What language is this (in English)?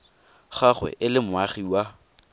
Tswana